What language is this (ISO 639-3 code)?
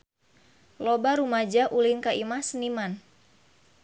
sun